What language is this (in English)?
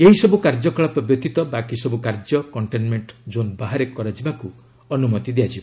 Odia